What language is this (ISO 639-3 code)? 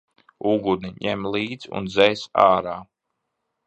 lav